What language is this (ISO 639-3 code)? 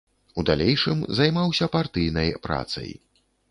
bel